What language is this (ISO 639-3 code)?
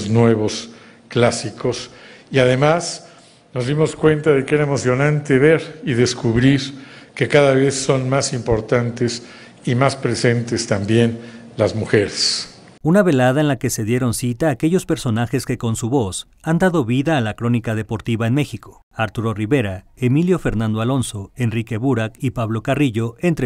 spa